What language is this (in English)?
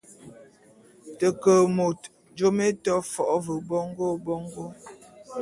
Bulu